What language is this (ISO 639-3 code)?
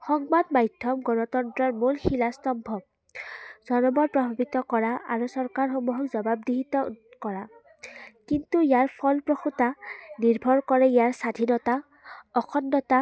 asm